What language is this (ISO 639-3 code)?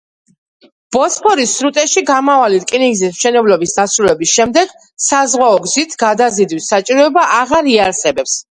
kat